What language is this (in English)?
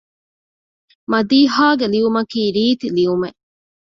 Divehi